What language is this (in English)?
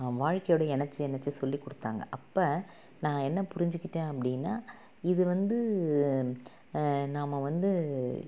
Tamil